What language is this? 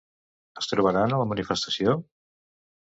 Catalan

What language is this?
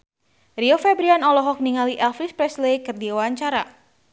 Sundanese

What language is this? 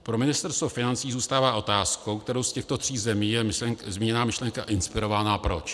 Czech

